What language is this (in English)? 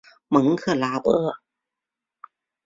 Chinese